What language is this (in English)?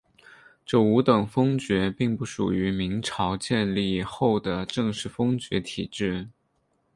Chinese